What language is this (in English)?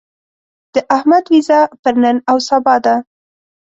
Pashto